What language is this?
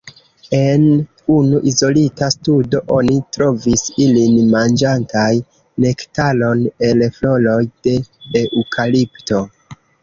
Esperanto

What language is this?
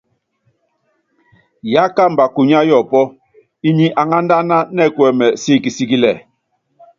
Yangben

